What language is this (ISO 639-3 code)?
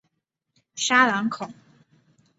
zho